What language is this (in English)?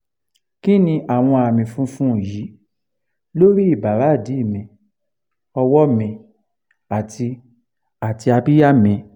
Yoruba